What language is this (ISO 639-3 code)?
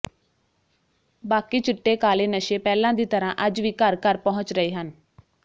pan